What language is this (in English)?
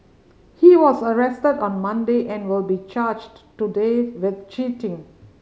English